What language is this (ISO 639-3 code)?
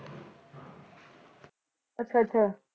pan